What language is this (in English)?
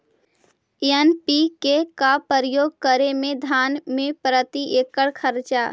Magahi